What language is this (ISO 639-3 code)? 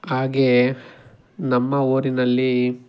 kan